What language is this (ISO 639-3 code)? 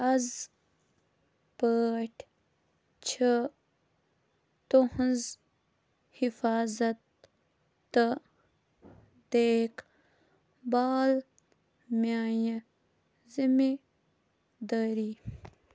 kas